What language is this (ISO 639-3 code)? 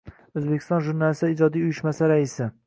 uzb